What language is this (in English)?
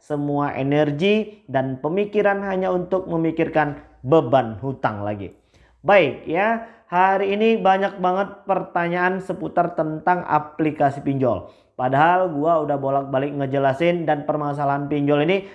Indonesian